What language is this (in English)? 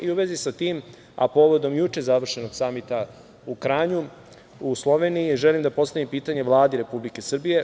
Serbian